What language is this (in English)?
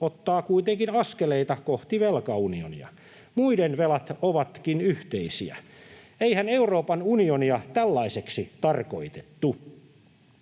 Finnish